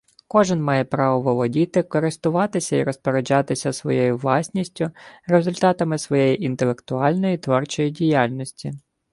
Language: Ukrainian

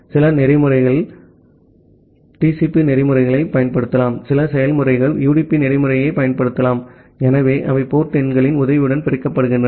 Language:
Tamil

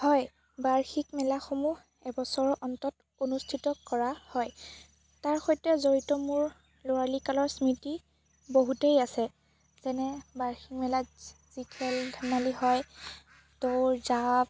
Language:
Assamese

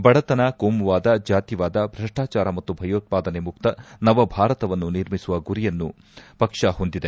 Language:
Kannada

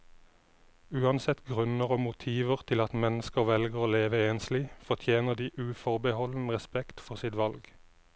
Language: Norwegian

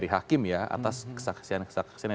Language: Indonesian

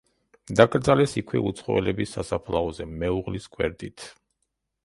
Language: Georgian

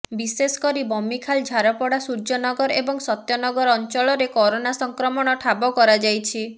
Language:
Odia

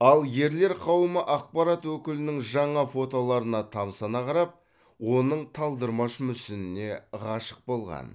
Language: Kazakh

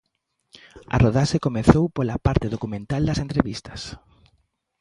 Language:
Galician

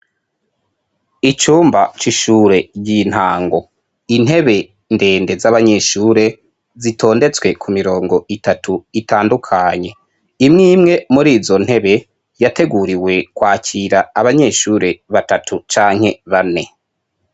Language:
Rundi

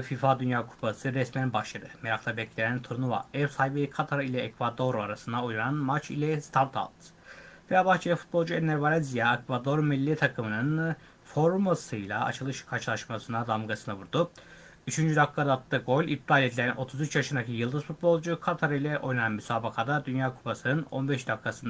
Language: Turkish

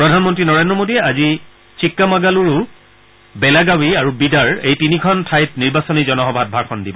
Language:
Assamese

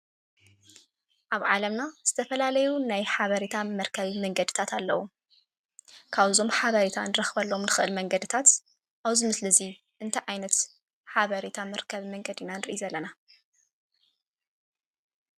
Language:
Tigrinya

